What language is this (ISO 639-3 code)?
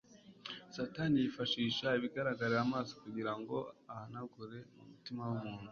kin